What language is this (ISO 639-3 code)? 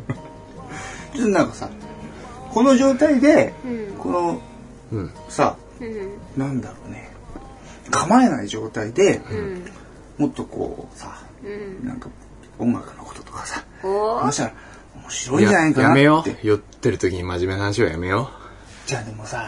jpn